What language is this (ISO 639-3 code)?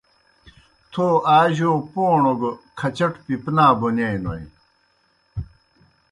plk